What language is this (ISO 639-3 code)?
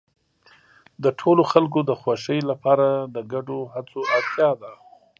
pus